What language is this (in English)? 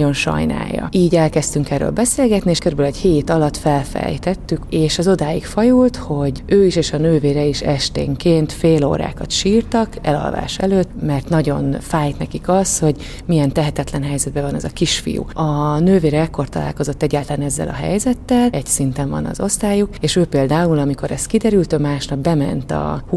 Hungarian